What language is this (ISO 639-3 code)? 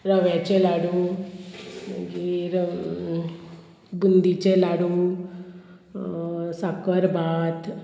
kok